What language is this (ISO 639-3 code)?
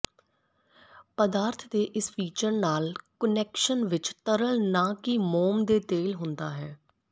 pan